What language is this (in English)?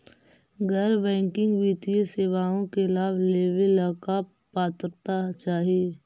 Magahi